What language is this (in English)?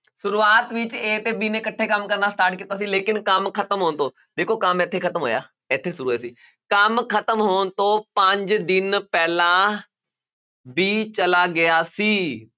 Punjabi